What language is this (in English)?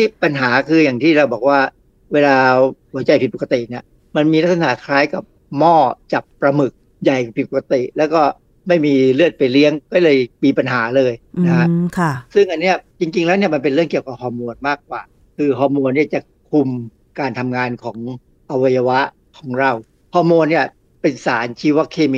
Thai